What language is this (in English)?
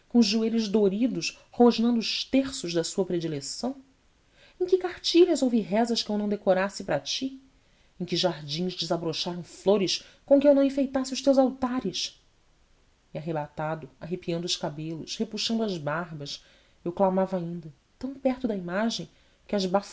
Portuguese